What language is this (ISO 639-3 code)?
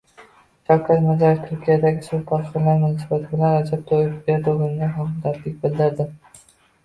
uzb